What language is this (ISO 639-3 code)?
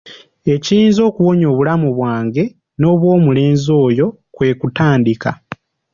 lug